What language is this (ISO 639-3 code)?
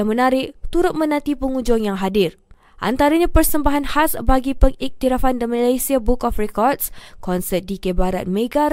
msa